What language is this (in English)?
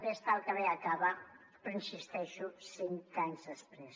Catalan